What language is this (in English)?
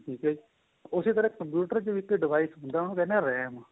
Punjabi